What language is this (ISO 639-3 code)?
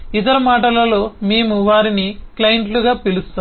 tel